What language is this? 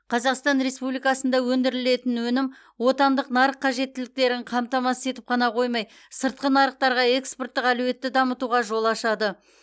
Kazakh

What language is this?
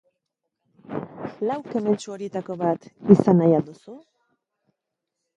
Basque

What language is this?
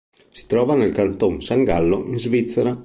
Italian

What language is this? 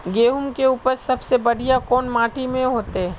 Magahi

